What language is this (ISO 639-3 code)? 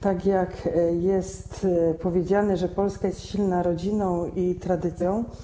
pol